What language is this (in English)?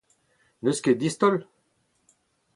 Breton